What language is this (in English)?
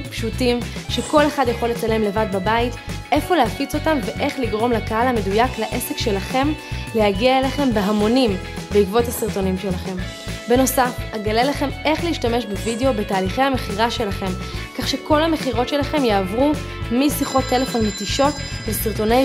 Hebrew